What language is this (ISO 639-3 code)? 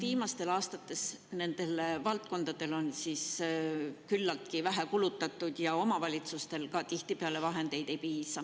est